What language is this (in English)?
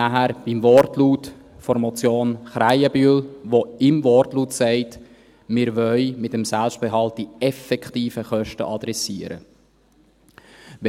Swiss German